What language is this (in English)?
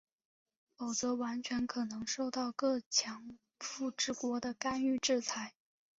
Chinese